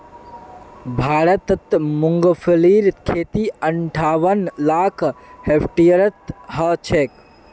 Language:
Magahi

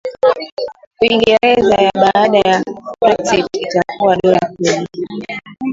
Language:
Swahili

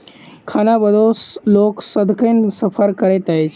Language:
Maithili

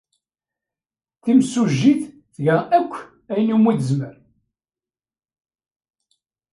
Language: Kabyle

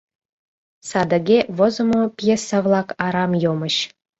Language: Mari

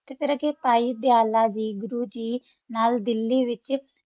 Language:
Punjabi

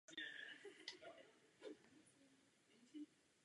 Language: Czech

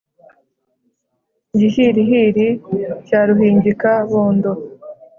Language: Kinyarwanda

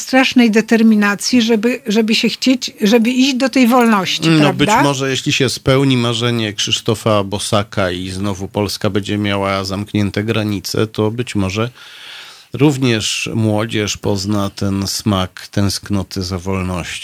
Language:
Polish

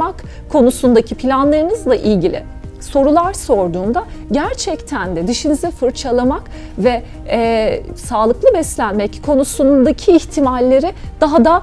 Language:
Turkish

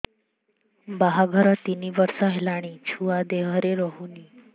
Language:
Odia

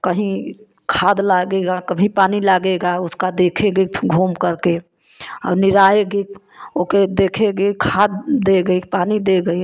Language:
Hindi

